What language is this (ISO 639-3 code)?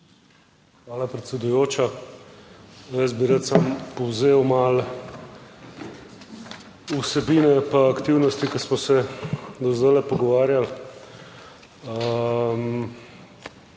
slv